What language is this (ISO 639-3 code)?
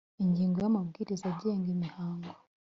kin